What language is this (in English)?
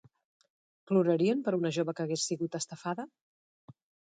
Catalan